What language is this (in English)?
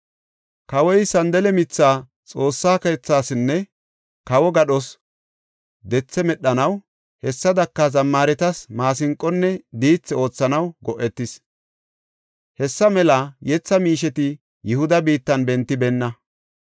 Gofa